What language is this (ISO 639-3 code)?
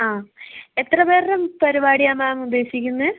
mal